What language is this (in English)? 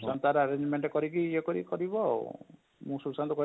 Odia